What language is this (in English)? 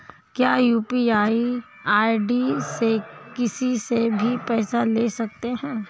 Hindi